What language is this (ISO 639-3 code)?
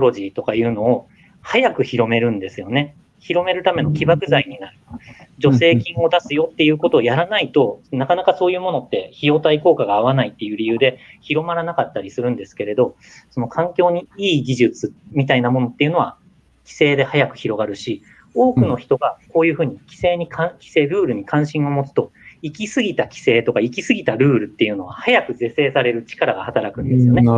jpn